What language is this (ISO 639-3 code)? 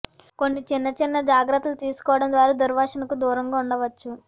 tel